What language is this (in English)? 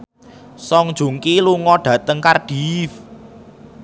Javanese